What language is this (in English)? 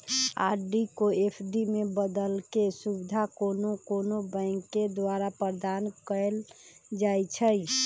Magahi